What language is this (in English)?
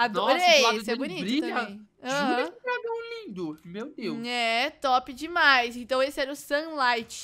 Portuguese